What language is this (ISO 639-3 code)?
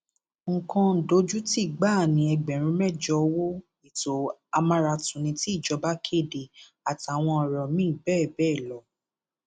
yor